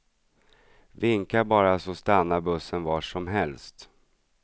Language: Swedish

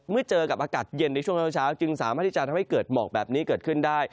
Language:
Thai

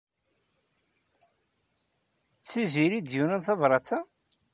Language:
Kabyle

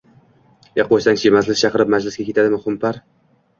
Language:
Uzbek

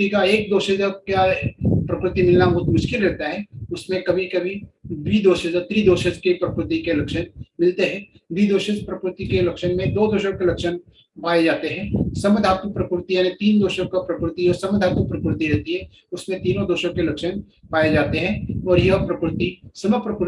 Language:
Hindi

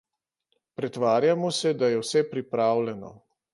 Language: Slovenian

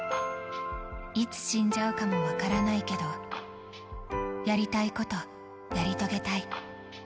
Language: Japanese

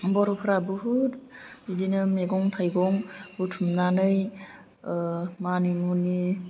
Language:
Bodo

